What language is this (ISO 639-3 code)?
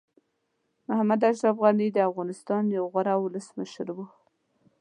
pus